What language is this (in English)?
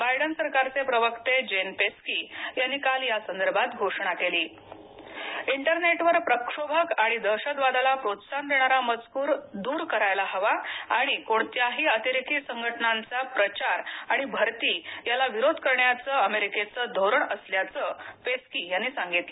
Marathi